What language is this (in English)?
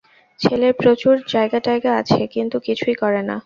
Bangla